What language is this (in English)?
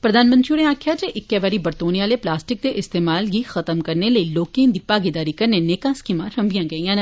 Dogri